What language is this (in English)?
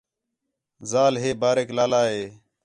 Khetrani